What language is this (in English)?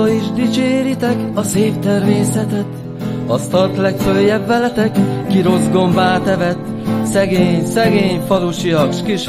Hungarian